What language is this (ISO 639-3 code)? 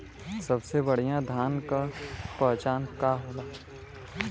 bho